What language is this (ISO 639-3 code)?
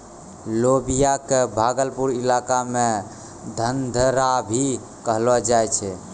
mai